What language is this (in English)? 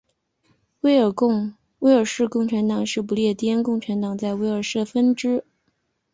Chinese